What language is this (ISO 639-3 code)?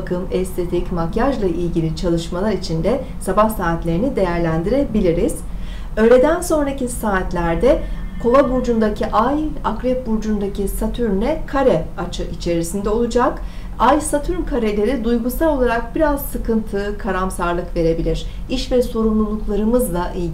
tur